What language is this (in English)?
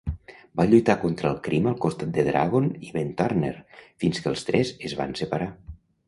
Catalan